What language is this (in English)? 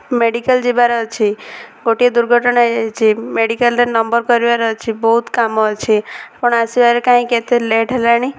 Odia